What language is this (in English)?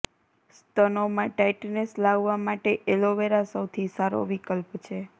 Gujarati